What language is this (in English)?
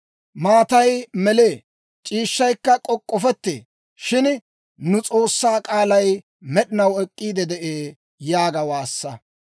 Dawro